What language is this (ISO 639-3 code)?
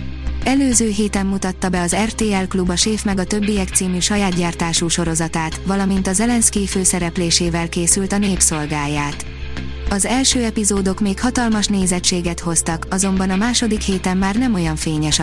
hun